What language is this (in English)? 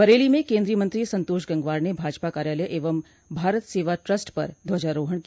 Hindi